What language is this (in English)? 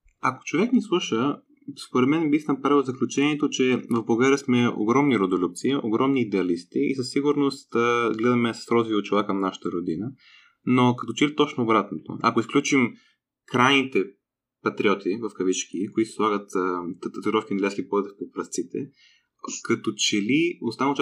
Bulgarian